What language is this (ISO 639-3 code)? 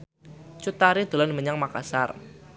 jav